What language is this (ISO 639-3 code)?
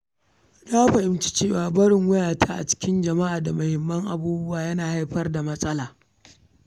hau